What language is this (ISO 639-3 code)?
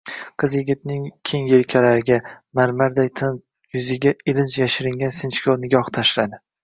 uzb